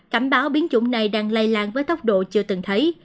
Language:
Vietnamese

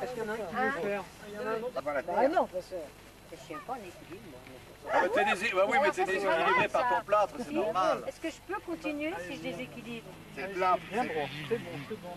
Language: French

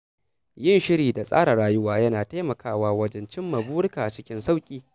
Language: Hausa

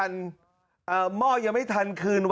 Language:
Thai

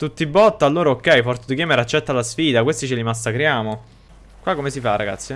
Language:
Italian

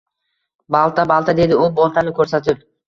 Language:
Uzbek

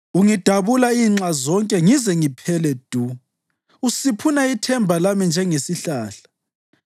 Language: North Ndebele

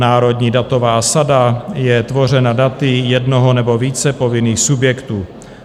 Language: Czech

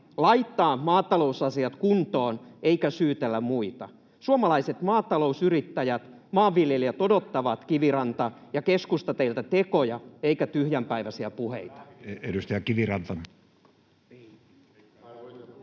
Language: Finnish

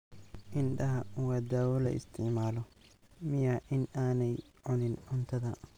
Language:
Somali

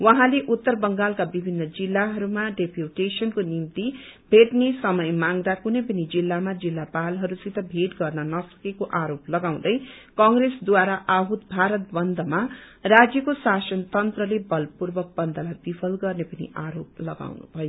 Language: Nepali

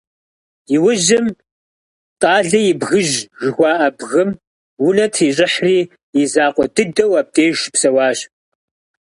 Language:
Kabardian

